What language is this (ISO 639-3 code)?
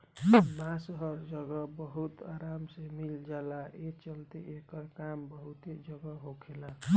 bho